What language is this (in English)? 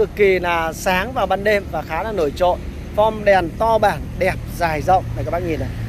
Vietnamese